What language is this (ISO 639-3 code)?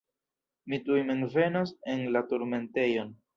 epo